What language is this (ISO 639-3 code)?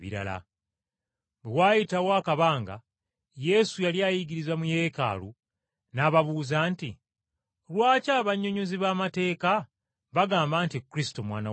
lug